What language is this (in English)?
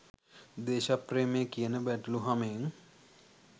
Sinhala